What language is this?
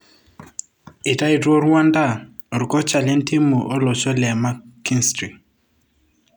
Masai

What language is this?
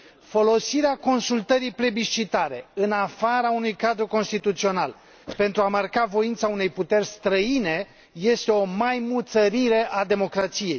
Romanian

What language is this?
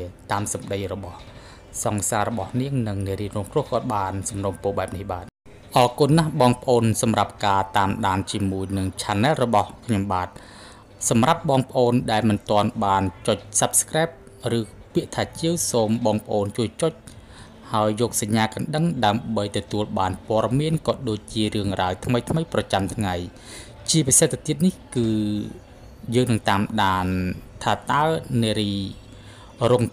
Thai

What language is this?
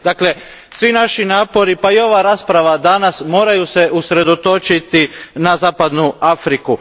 Croatian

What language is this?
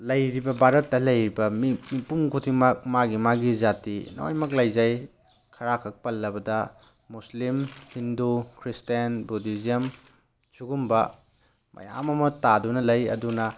Manipuri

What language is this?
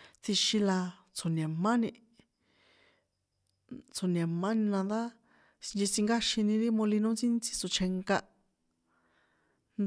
San Juan Atzingo Popoloca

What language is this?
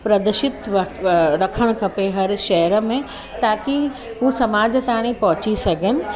Sindhi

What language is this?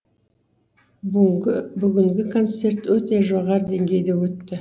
Kazakh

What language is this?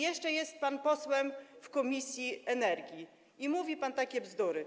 Polish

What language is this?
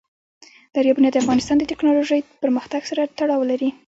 Pashto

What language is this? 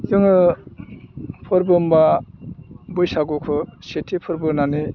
Bodo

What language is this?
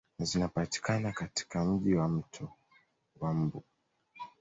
Swahili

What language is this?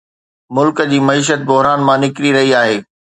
Sindhi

